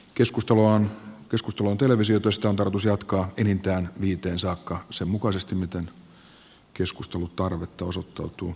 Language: Finnish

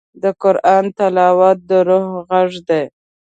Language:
Pashto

